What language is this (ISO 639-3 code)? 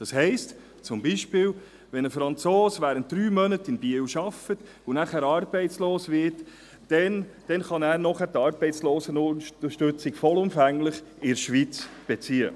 gsw